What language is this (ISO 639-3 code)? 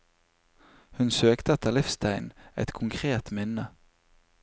nor